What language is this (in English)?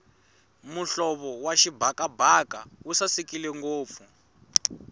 Tsonga